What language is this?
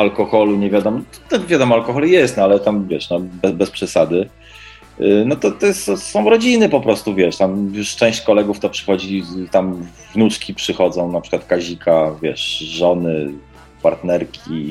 Polish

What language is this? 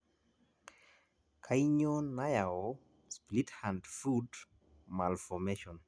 Masai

